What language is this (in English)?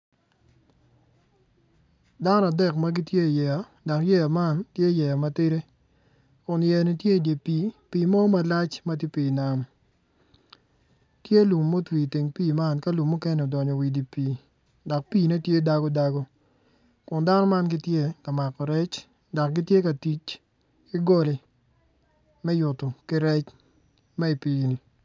Acoli